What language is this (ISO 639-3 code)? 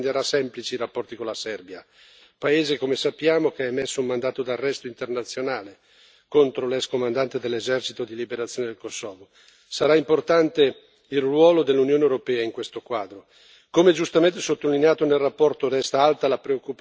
ita